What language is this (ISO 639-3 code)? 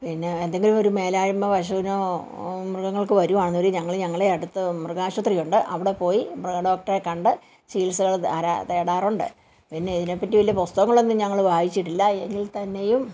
mal